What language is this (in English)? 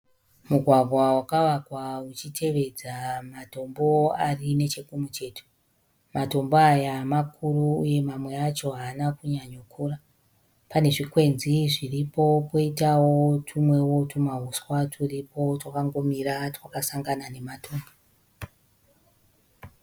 Shona